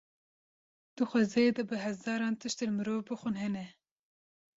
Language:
Kurdish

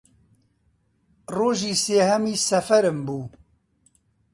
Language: Central Kurdish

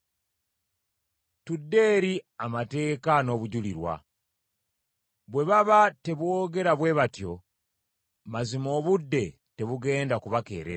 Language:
Ganda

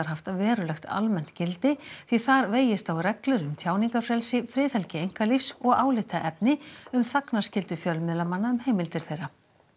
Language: Icelandic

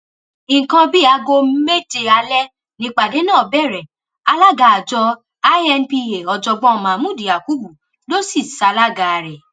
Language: Yoruba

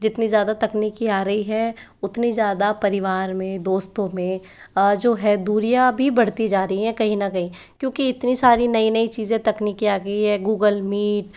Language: Hindi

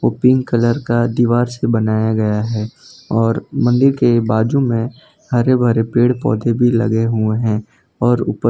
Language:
Hindi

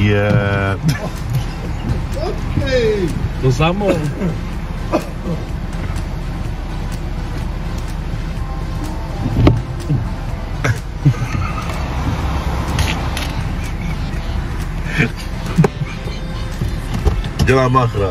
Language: Czech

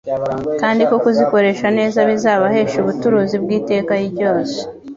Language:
Kinyarwanda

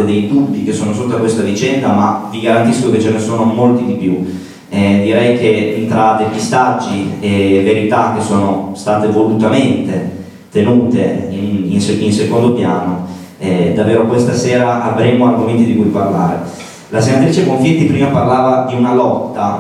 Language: Italian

